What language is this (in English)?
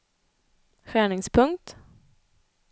Swedish